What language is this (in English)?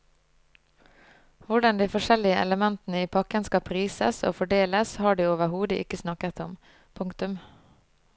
Norwegian